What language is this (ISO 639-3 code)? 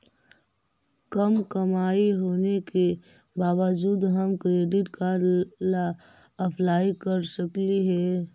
mag